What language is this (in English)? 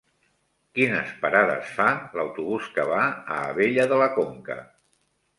Catalan